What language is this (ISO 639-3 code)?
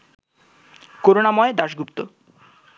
ben